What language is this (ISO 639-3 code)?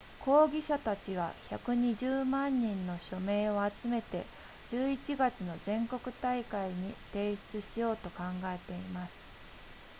jpn